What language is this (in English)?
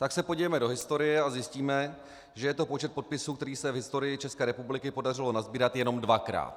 Czech